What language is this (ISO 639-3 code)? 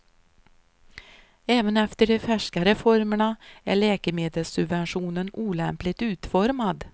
swe